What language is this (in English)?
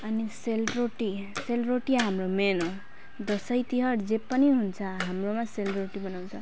Nepali